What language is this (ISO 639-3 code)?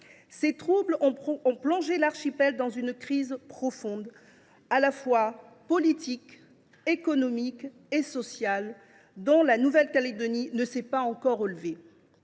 fra